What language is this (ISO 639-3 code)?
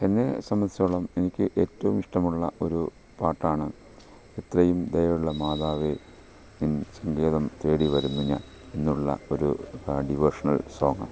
mal